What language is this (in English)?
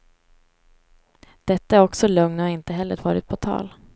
Swedish